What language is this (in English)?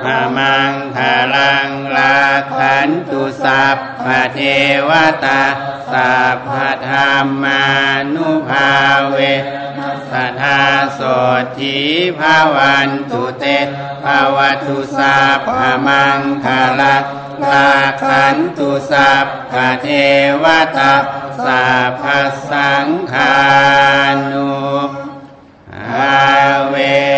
Thai